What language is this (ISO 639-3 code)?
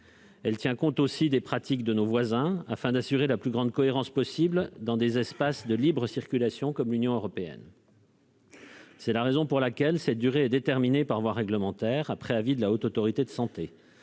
fra